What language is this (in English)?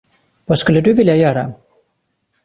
Swedish